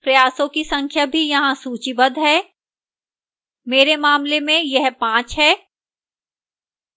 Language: Hindi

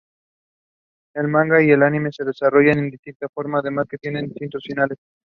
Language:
Spanish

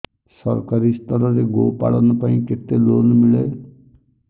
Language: Odia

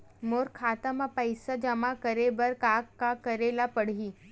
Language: Chhattisgarhi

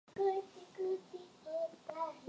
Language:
Swahili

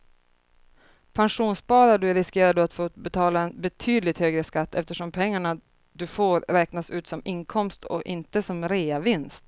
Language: Swedish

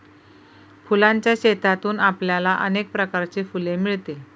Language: Marathi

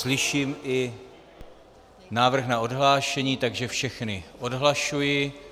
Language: Czech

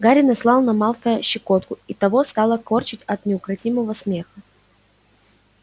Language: Russian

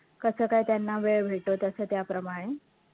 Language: Marathi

